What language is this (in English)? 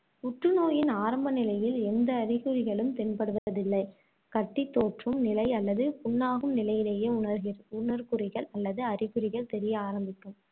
Tamil